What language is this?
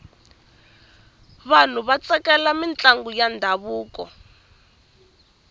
Tsonga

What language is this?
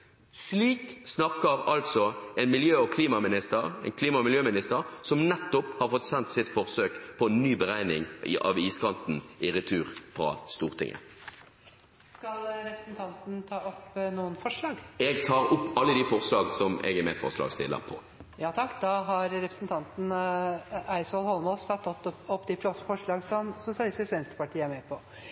Norwegian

